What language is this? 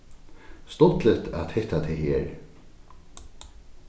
Faroese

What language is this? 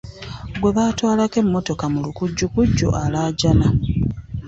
Ganda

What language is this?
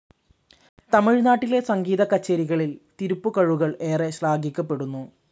Malayalam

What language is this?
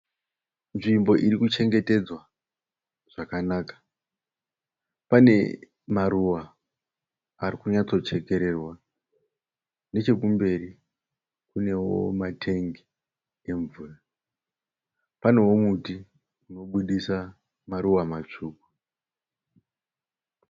Shona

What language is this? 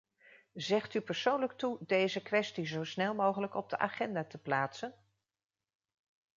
Dutch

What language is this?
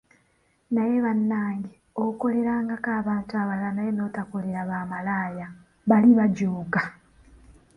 Ganda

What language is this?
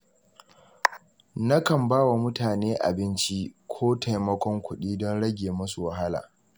Hausa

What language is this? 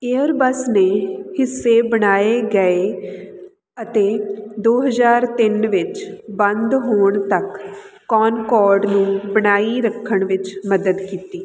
Punjabi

